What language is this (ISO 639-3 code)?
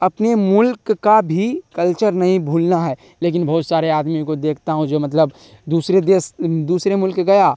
urd